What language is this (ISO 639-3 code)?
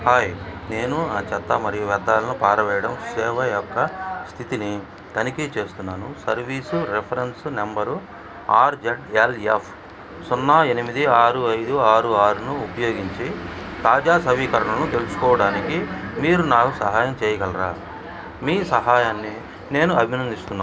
tel